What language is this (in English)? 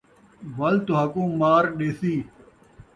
Saraiki